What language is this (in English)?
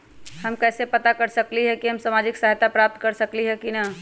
Magahi